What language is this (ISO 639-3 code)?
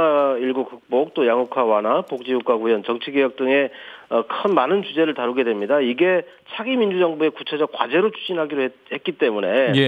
kor